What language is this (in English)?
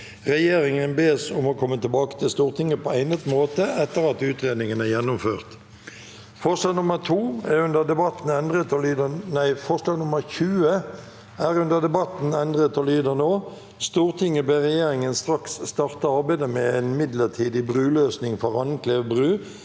Norwegian